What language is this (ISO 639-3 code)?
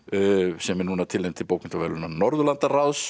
isl